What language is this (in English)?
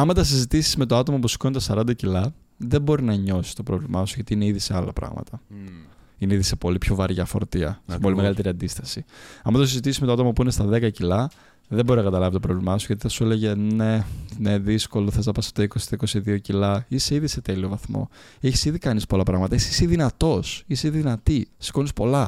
Greek